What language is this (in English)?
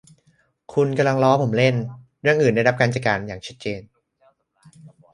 Thai